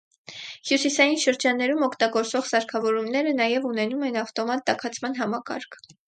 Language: Armenian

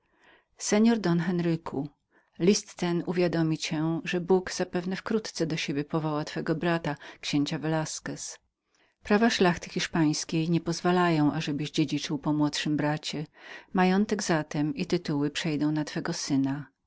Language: Polish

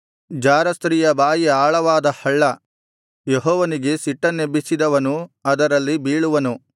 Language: Kannada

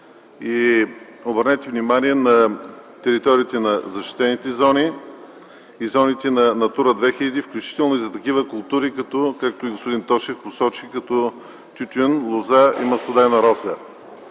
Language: Bulgarian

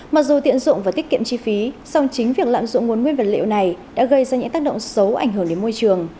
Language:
Vietnamese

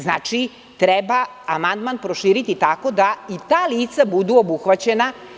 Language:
Serbian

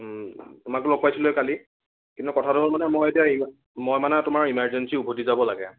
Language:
Assamese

